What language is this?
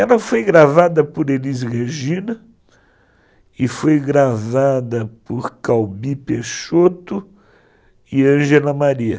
Portuguese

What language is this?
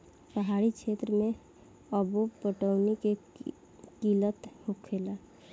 Bhojpuri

